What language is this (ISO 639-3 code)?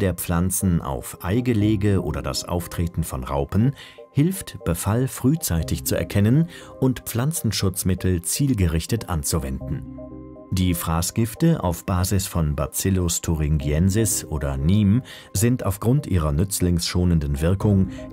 deu